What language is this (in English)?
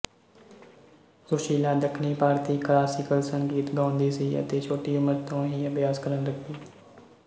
Punjabi